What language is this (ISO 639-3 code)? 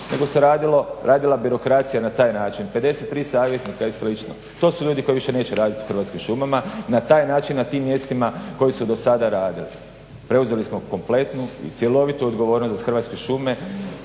hrv